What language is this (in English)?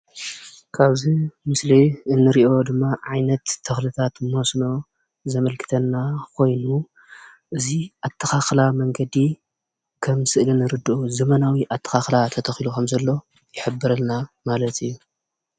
Tigrinya